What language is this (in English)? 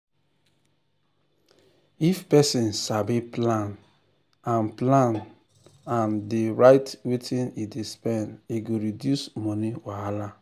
Nigerian Pidgin